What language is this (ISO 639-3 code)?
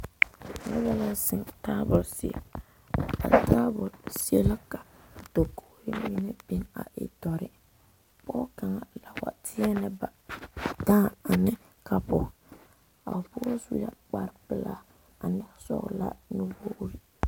dga